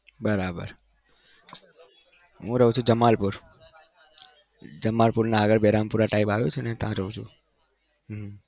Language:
Gujarati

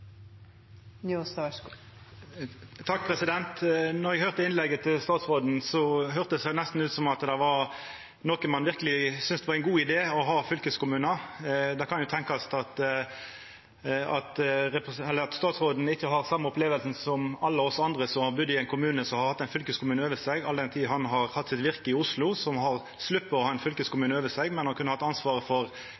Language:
Norwegian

